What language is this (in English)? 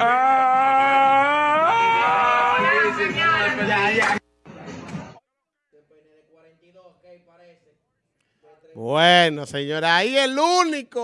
Spanish